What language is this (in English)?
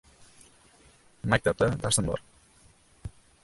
Uzbek